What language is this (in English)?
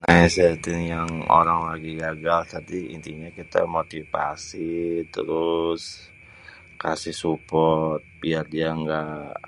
Betawi